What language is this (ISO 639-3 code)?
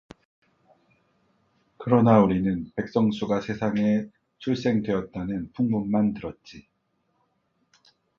kor